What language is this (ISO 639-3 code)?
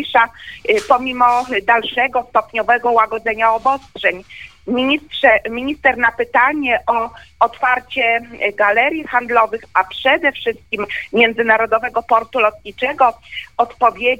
pol